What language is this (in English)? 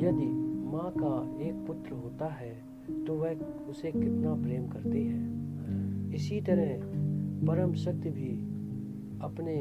Hindi